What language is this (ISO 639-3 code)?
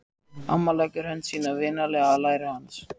isl